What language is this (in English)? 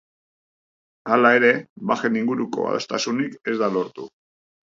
Basque